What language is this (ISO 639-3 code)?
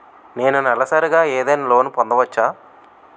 tel